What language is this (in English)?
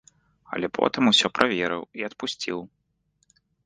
Belarusian